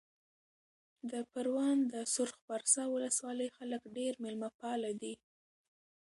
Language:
Pashto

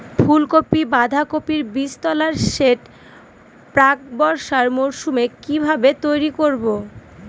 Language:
Bangla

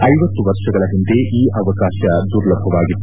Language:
Kannada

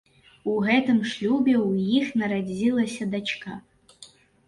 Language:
Belarusian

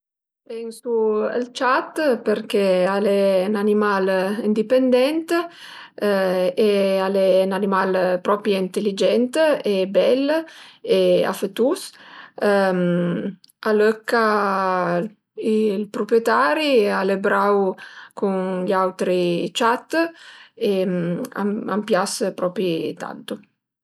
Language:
Piedmontese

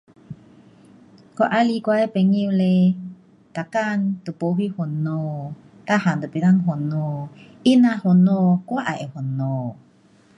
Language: Pu-Xian Chinese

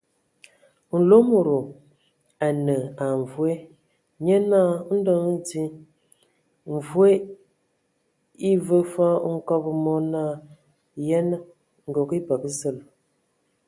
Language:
Ewondo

